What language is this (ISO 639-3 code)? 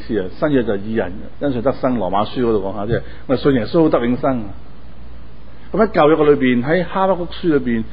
zho